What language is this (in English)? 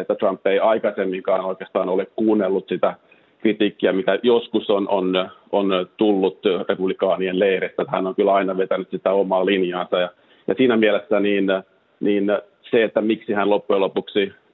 Finnish